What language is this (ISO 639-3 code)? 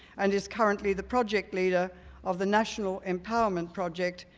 eng